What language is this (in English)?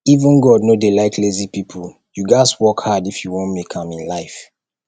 Nigerian Pidgin